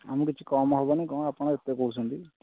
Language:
Odia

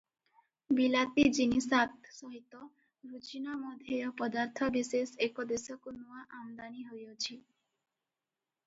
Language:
Odia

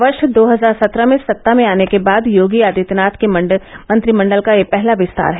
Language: Hindi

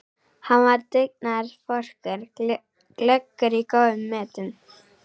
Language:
Icelandic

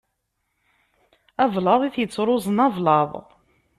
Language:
Kabyle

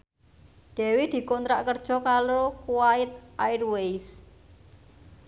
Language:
Javanese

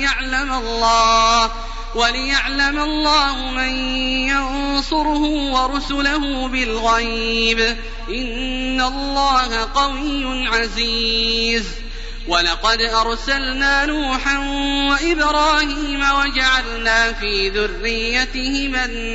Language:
Arabic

